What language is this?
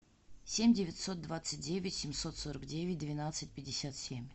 Russian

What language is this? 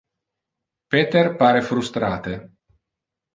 Interlingua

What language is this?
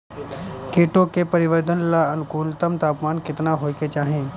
Bhojpuri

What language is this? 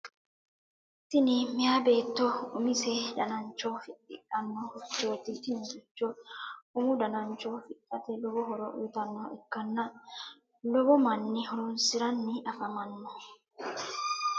Sidamo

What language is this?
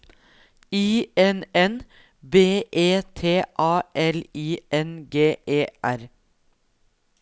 Norwegian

